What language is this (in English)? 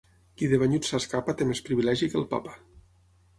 Catalan